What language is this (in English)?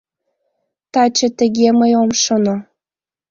Mari